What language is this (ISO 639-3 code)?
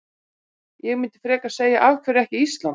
isl